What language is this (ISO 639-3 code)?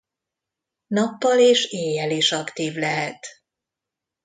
hun